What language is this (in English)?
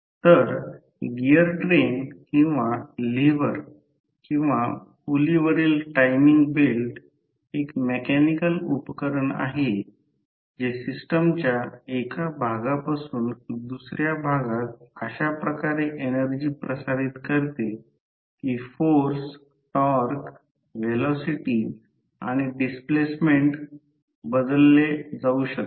Marathi